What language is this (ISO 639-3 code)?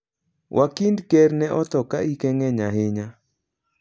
luo